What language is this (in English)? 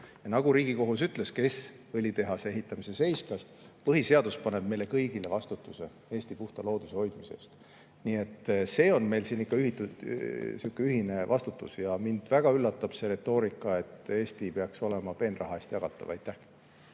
Estonian